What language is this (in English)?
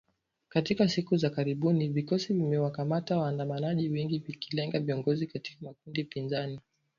Swahili